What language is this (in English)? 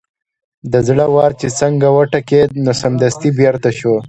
Pashto